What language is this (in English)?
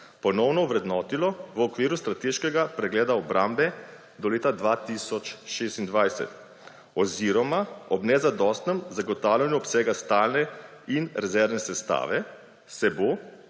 Slovenian